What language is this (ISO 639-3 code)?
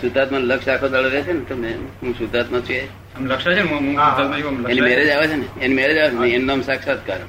guj